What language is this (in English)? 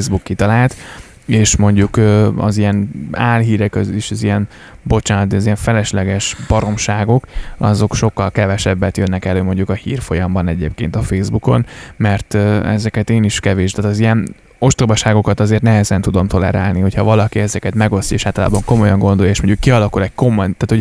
Hungarian